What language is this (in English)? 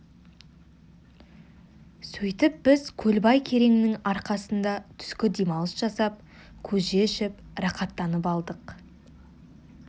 Kazakh